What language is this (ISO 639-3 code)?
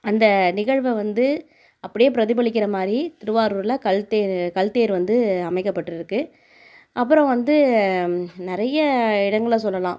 tam